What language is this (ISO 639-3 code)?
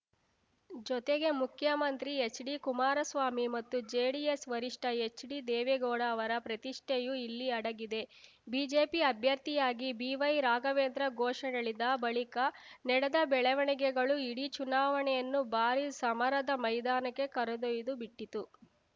kan